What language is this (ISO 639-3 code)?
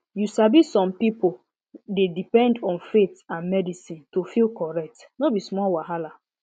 pcm